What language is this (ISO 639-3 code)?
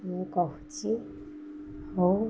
ori